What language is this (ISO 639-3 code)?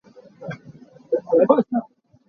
cnh